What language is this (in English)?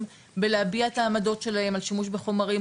Hebrew